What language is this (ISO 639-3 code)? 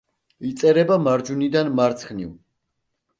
kat